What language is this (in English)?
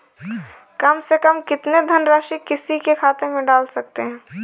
Hindi